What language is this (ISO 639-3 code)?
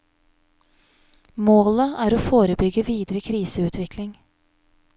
nor